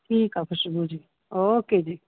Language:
Sindhi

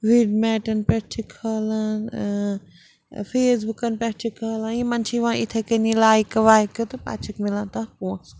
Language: Kashmiri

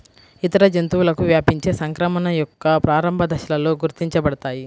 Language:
Telugu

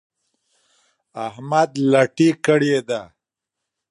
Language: Pashto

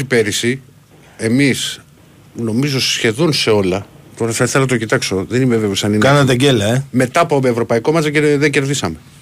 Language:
Greek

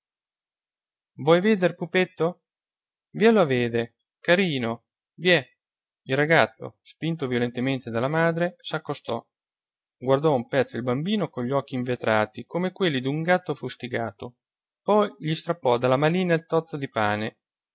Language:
Italian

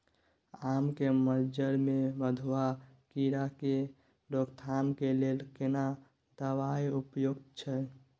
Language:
Maithili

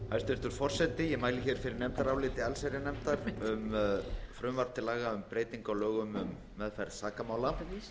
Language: Icelandic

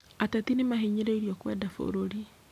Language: Kikuyu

